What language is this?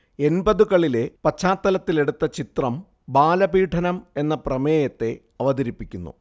Malayalam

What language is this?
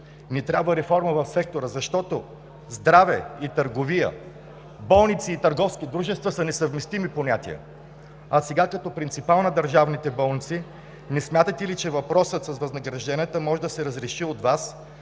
Bulgarian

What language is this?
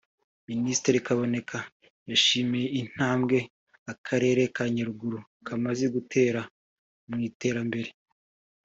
Kinyarwanda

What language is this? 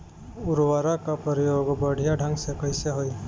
Bhojpuri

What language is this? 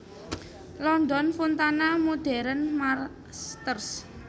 Javanese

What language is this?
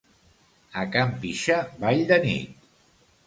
Catalan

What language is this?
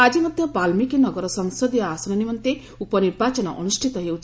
Odia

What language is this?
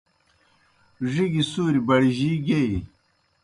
Kohistani Shina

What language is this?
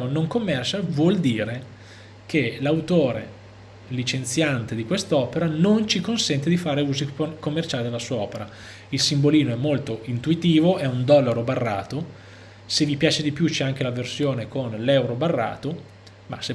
Italian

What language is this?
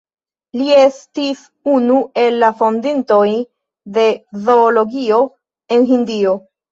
Esperanto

